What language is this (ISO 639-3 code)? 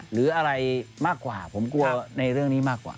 tha